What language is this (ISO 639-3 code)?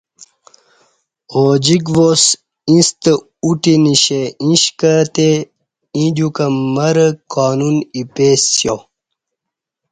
bsh